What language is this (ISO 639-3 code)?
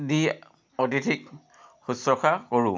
asm